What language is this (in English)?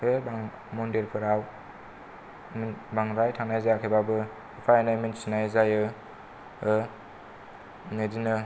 Bodo